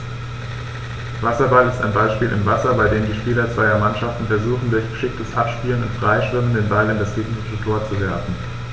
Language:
German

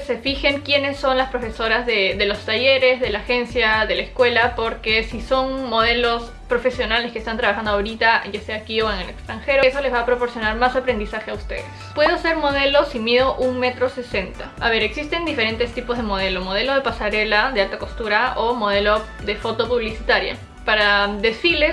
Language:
Spanish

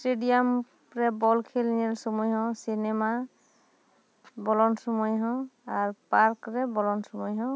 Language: Santali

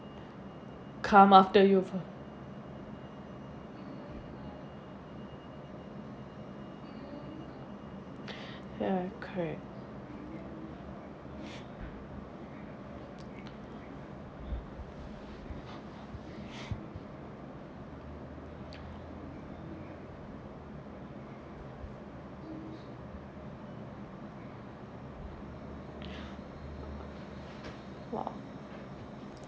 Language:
English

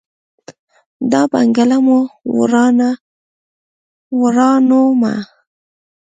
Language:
Pashto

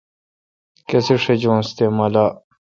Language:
Kalkoti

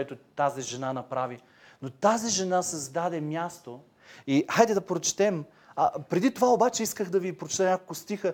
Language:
Bulgarian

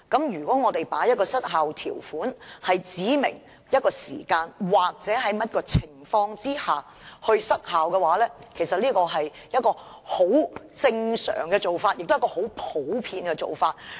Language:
Cantonese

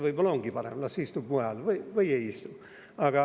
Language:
Estonian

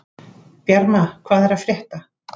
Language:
Icelandic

